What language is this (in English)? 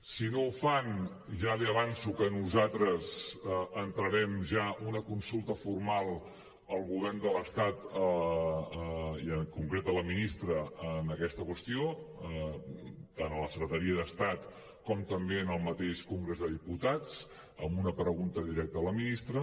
Catalan